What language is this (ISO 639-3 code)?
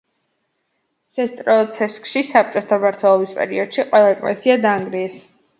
kat